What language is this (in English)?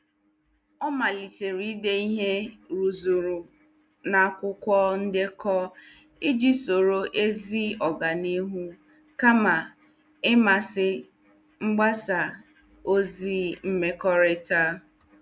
Igbo